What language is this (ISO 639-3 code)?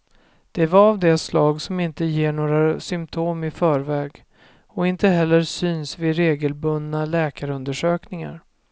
swe